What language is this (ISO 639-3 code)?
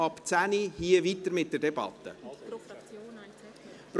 gsw